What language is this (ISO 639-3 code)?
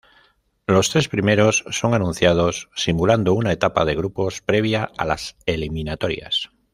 spa